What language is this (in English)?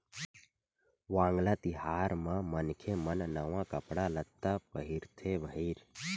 Chhattisgarhi